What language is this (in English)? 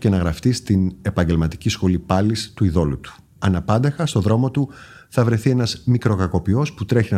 Greek